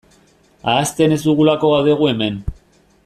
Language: Basque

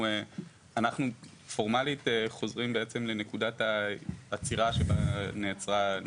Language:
Hebrew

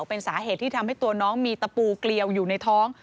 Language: Thai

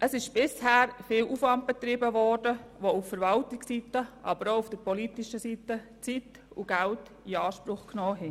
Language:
Swiss German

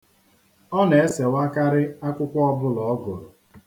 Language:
Igbo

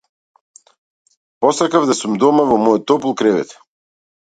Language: Macedonian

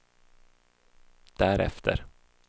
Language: Swedish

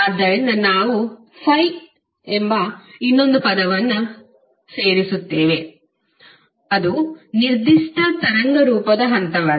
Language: Kannada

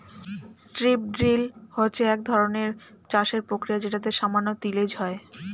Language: Bangla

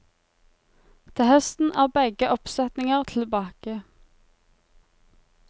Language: Norwegian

